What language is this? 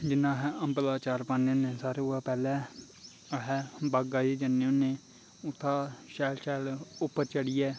Dogri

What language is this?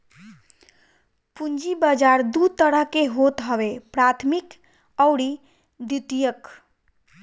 Bhojpuri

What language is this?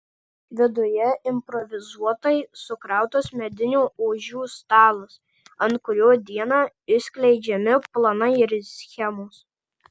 Lithuanian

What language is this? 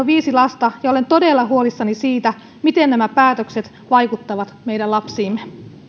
Finnish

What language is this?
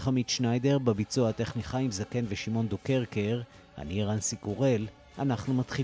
Hebrew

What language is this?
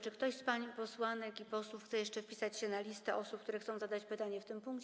Polish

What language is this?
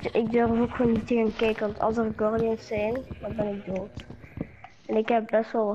Dutch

